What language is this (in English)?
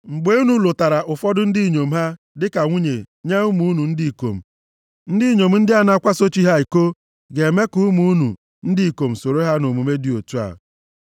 Igbo